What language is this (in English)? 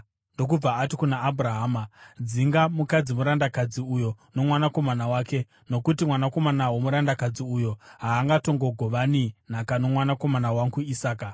Shona